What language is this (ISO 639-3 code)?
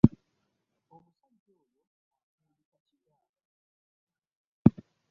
lug